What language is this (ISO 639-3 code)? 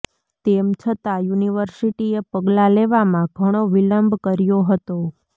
guj